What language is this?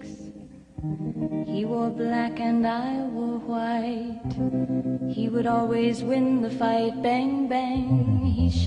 Persian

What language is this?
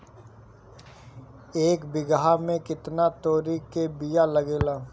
Bhojpuri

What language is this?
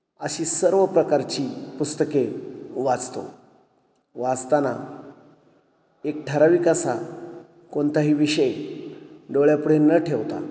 Marathi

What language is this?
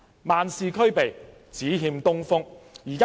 Cantonese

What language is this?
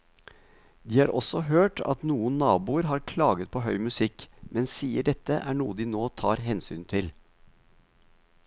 Norwegian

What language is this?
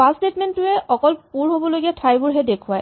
Assamese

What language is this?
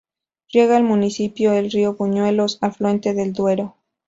Spanish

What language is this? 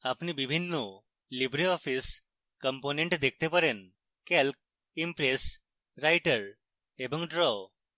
Bangla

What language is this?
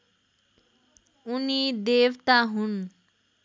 Nepali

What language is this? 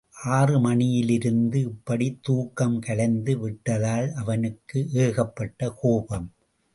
Tamil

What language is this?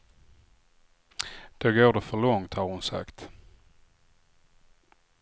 Swedish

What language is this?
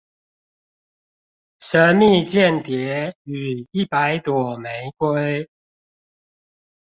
Chinese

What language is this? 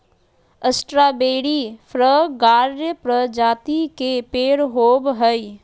Magahi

